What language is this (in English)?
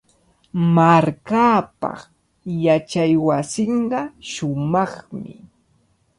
Cajatambo North Lima Quechua